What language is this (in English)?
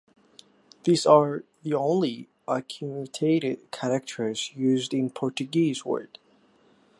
English